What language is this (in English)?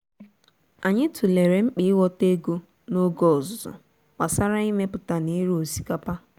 Igbo